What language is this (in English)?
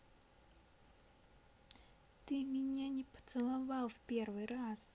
Russian